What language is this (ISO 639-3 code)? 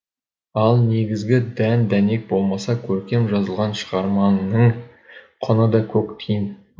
kaz